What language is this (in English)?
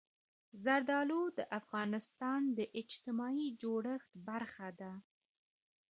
Pashto